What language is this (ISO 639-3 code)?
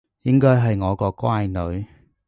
yue